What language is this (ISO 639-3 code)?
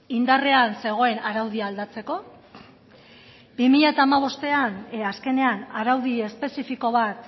eus